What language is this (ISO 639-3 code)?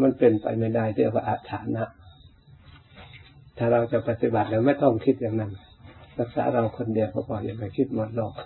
tha